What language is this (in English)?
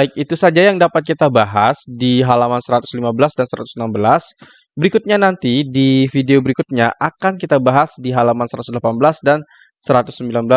Indonesian